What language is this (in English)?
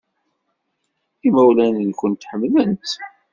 Kabyle